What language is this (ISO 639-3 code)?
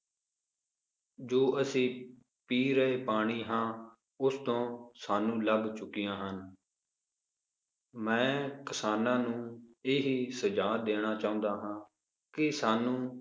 pan